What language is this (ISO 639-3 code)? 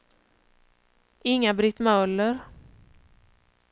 swe